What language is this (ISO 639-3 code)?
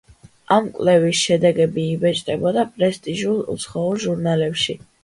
kat